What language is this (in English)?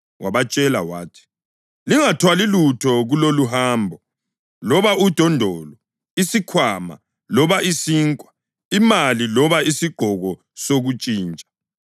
North Ndebele